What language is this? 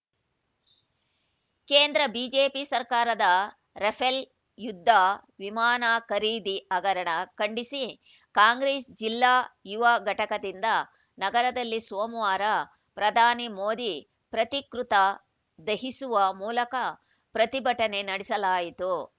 Kannada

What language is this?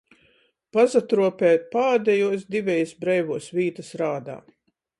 Latgalian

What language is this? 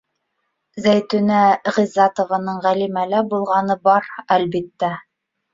Bashkir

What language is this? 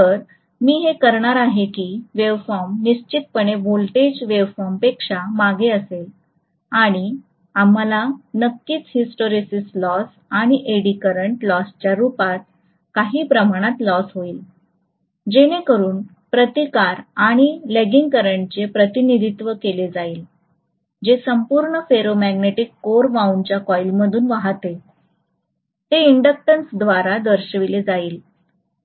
Marathi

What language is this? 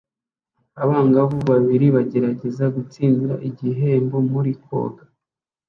Kinyarwanda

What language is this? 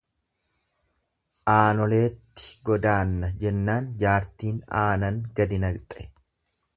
Oromo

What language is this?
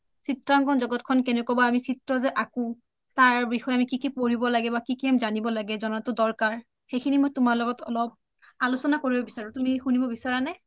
Assamese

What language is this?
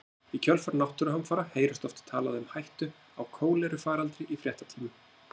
Icelandic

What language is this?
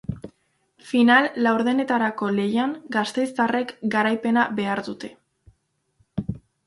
Basque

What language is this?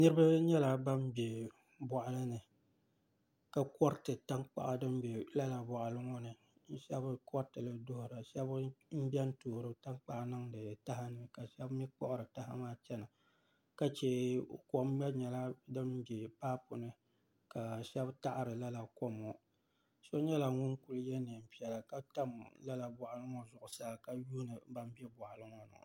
Dagbani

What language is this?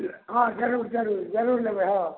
Maithili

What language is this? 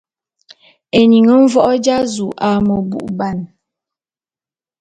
Bulu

